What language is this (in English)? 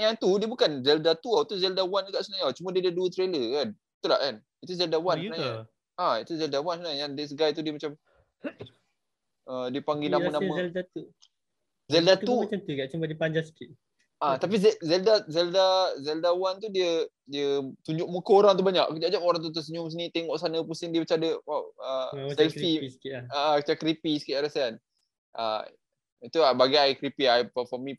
Malay